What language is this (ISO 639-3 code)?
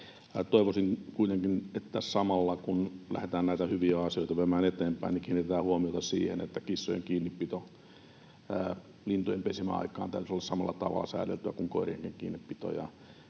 fin